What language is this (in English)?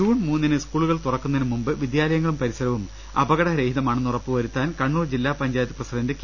Malayalam